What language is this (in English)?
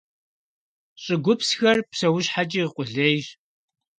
Kabardian